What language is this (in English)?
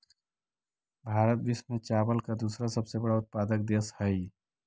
Magahi